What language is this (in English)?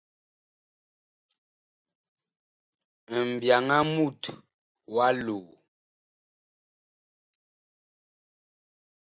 Bakoko